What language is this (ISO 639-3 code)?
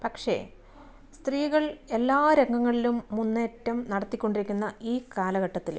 mal